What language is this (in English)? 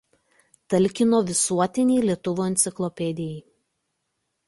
Lithuanian